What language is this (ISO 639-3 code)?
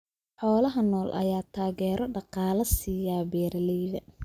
som